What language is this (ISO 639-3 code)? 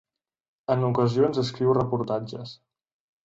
cat